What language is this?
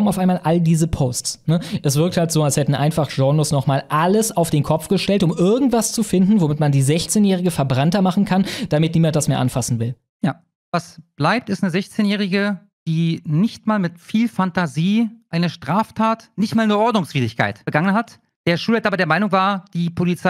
German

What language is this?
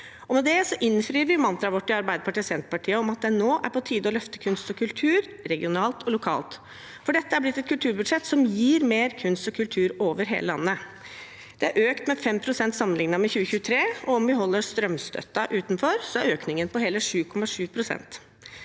Norwegian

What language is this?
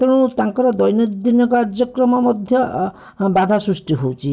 Odia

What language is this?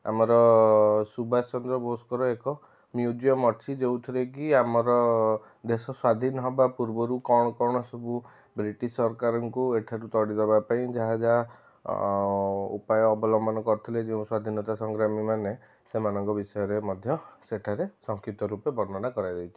Odia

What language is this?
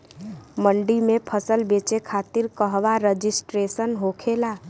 Bhojpuri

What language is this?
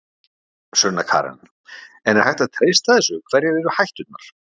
Icelandic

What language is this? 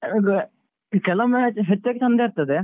Kannada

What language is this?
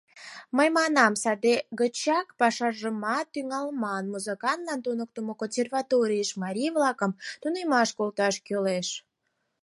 Mari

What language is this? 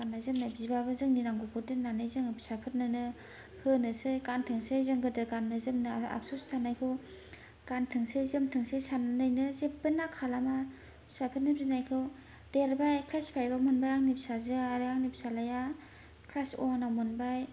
Bodo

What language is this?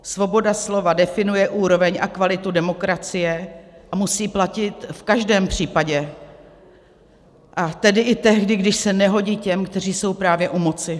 Czech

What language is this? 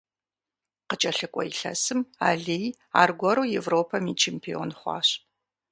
Kabardian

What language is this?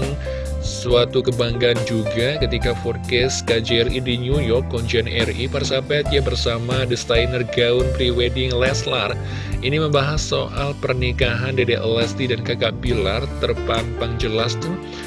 Indonesian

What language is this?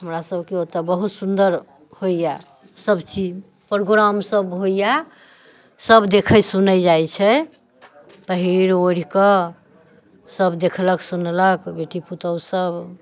Maithili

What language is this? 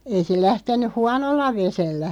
Finnish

